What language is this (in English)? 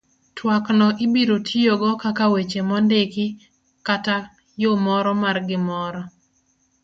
Luo (Kenya and Tanzania)